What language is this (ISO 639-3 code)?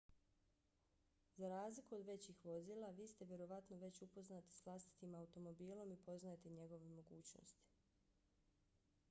bos